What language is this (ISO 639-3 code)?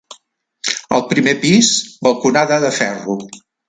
cat